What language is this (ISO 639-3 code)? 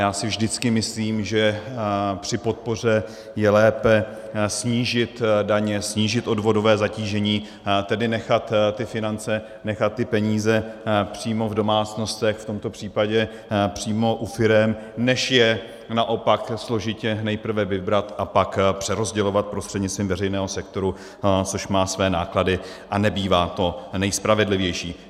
ces